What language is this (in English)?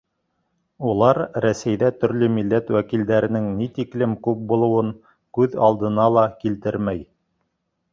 Bashkir